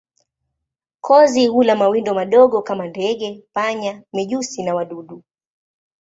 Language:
Swahili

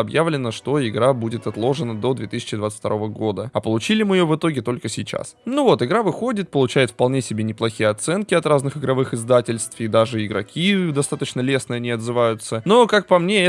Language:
Russian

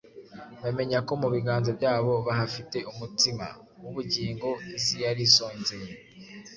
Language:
Kinyarwanda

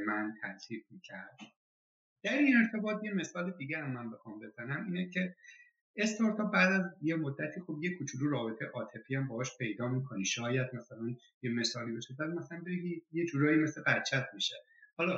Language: Persian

